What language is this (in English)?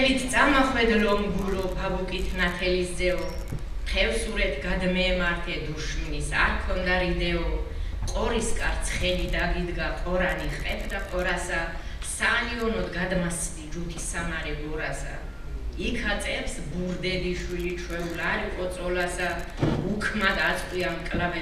Romanian